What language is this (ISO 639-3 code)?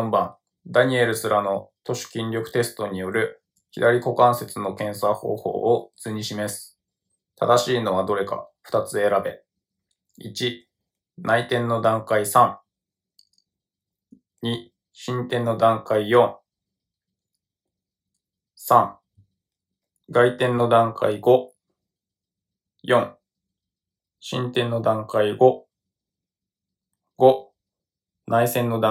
jpn